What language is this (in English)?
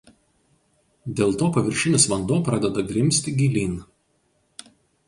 Lithuanian